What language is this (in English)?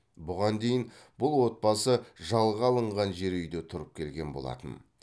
Kazakh